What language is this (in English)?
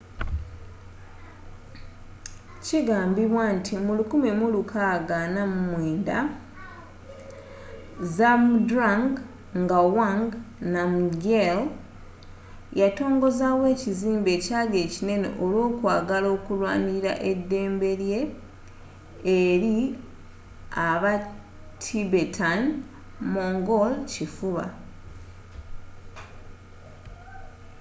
Ganda